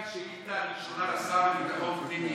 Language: Hebrew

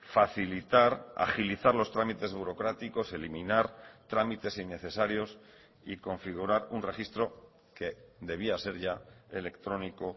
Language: Spanish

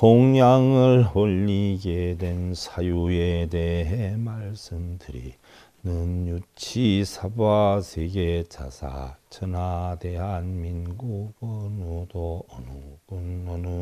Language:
Korean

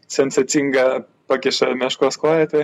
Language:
Lithuanian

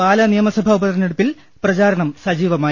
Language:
Malayalam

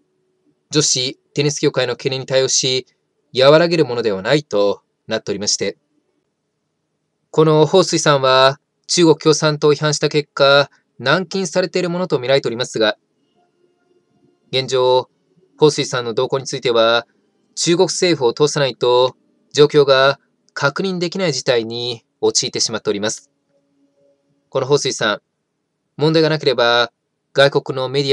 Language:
Japanese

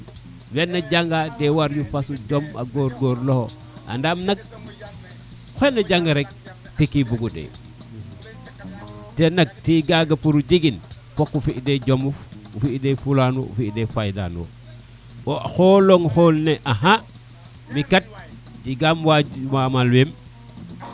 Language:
Serer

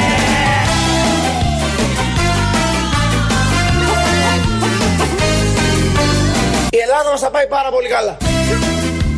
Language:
Greek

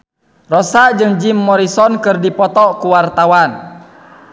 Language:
Sundanese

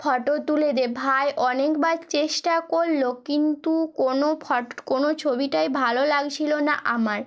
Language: Bangla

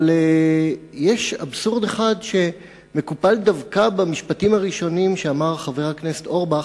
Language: Hebrew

